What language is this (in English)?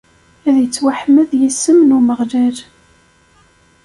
Kabyle